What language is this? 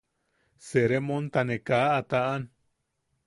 Yaqui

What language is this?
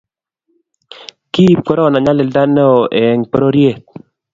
Kalenjin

